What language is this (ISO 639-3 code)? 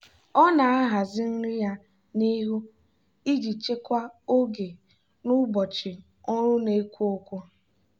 ibo